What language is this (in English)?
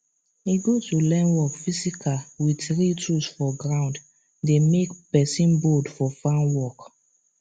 Nigerian Pidgin